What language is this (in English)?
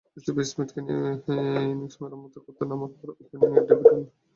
Bangla